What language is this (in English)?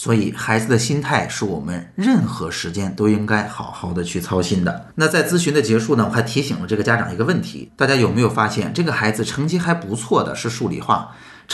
Chinese